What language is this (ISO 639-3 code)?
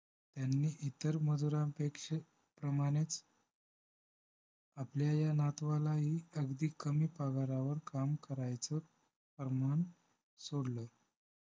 mar